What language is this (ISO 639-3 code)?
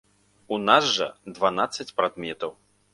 bel